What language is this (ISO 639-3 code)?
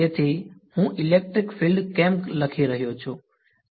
guj